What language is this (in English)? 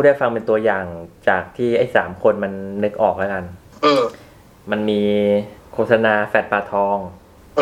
Thai